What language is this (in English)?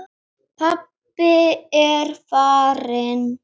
Icelandic